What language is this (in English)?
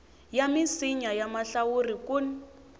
Tsonga